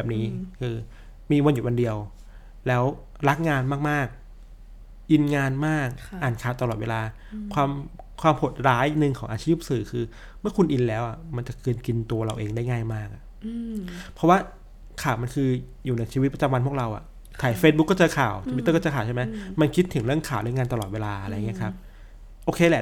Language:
Thai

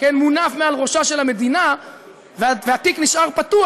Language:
Hebrew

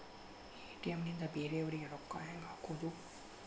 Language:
Kannada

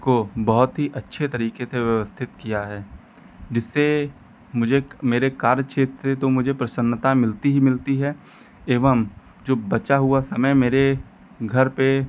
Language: Hindi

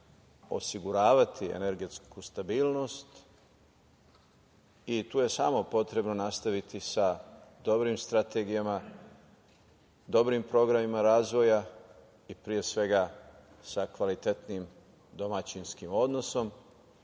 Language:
Serbian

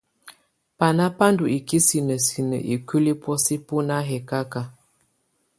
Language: Tunen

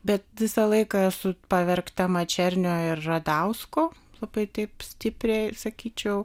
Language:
Lithuanian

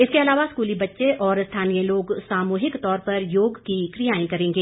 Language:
Hindi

